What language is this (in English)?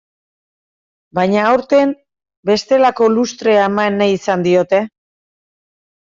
Basque